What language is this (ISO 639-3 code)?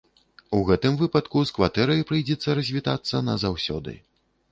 bel